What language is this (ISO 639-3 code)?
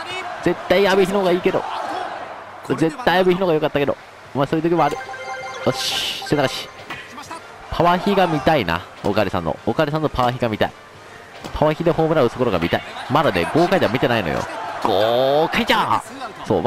jpn